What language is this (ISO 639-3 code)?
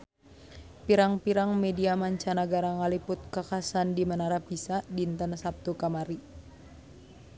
sun